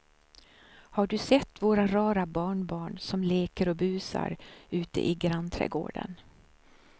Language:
Swedish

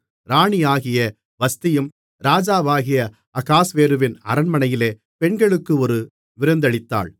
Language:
Tamil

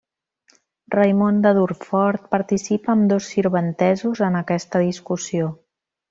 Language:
Catalan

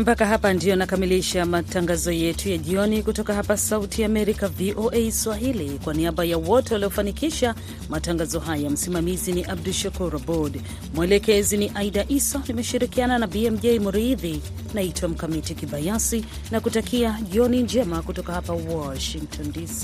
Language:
Swahili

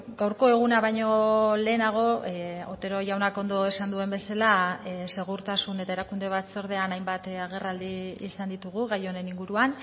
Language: Basque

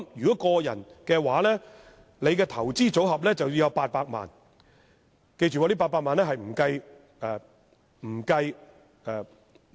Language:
Cantonese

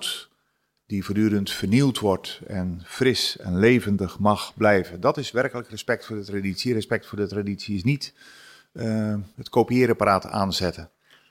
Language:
Dutch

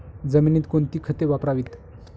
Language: Marathi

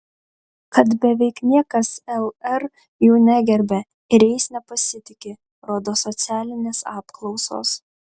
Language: Lithuanian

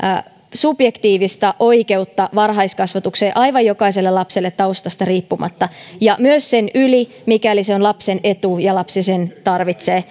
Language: Finnish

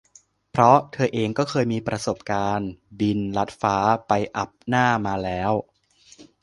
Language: Thai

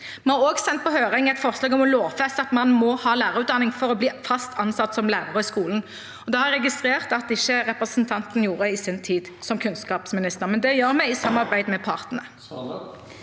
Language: Norwegian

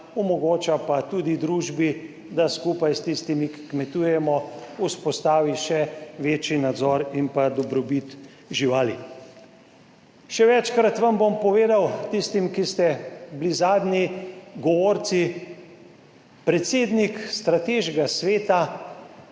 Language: Slovenian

